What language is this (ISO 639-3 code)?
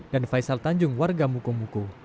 ind